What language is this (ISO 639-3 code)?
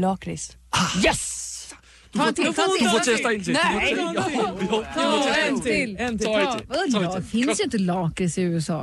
swe